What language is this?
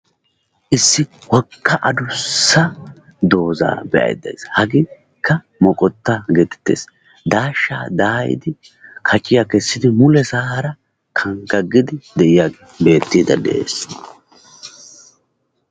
Wolaytta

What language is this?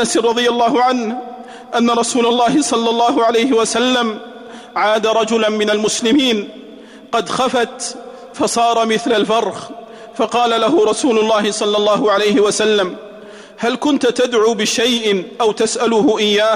Arabic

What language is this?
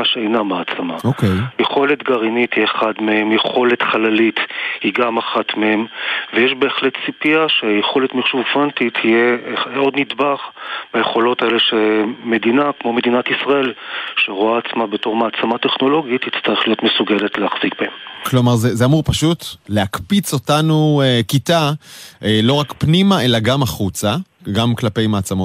Hebrew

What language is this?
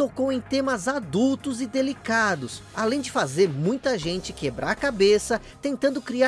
Portuguese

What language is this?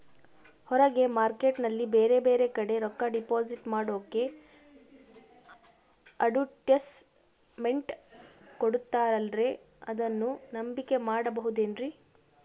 Kannada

